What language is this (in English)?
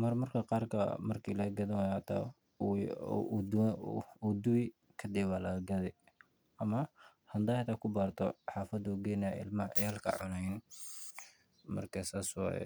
Somali